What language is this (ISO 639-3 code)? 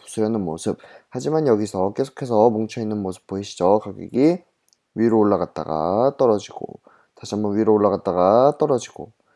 kor